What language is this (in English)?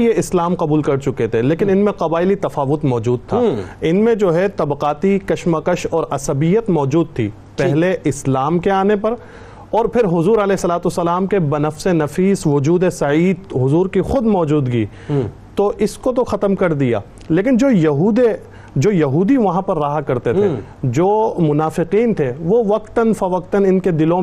Urdu